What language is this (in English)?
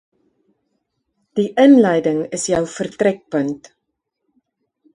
Afrikaans